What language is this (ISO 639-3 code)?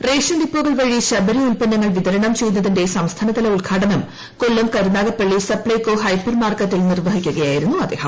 mal